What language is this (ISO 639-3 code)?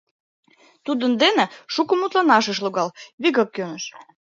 chm